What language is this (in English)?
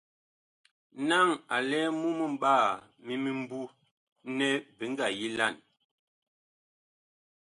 Bakoko